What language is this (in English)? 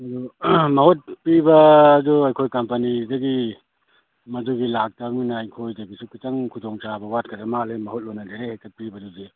Manipuri